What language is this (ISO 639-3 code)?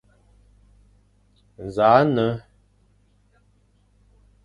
fan